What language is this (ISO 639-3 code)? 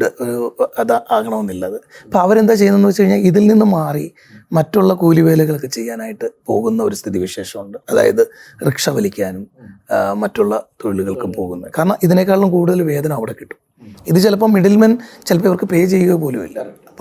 mal